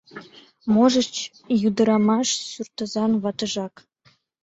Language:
Mari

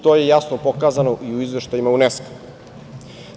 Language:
Serbian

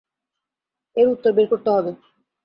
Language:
Bangla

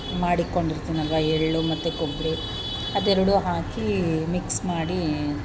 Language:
Kannada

